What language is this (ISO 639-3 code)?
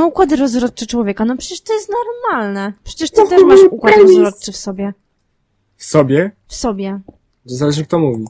pol